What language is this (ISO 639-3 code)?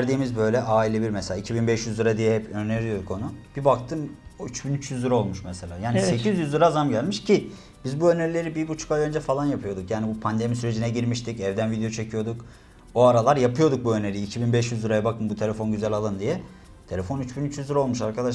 tur